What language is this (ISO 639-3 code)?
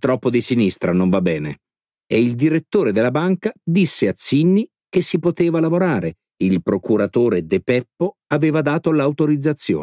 ita